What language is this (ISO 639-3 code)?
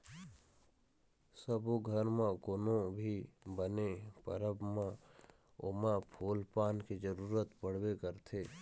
hne